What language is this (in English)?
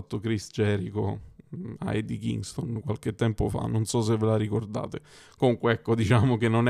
Italian